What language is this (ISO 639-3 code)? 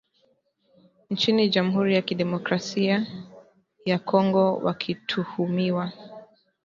swa